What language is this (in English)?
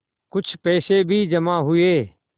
Hindi